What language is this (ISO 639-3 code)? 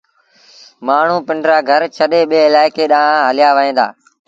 sbn